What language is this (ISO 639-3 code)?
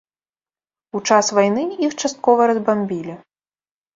bel